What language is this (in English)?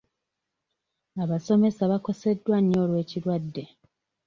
Ganda